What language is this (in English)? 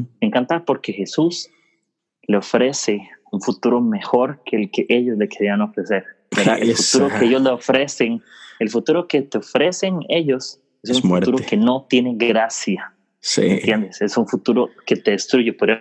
Spanish